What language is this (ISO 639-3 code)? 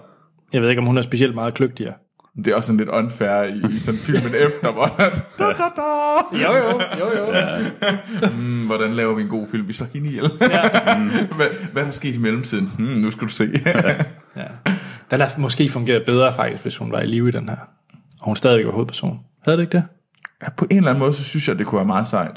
dan